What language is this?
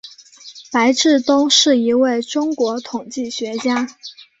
Chinese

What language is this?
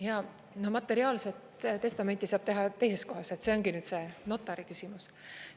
Estonian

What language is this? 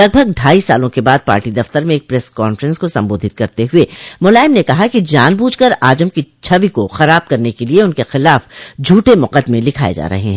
Hindi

